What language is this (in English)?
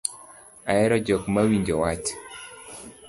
Luo (Kenya and Tanzania)